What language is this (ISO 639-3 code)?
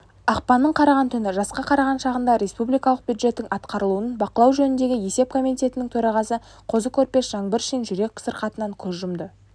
kaz